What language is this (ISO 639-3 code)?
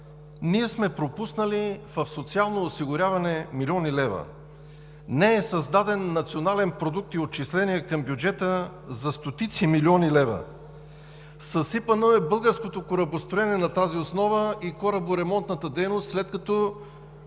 bul